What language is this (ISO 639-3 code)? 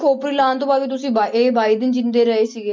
pan